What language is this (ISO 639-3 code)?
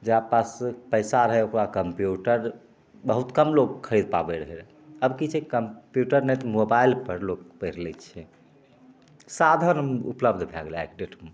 mai